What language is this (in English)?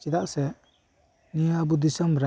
Santali